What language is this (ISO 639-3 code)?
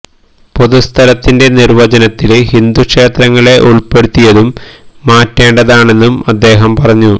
mal